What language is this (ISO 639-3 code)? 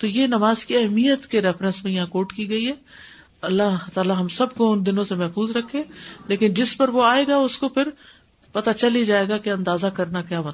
urd